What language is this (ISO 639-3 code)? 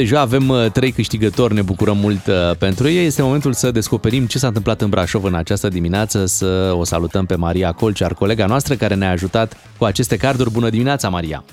ron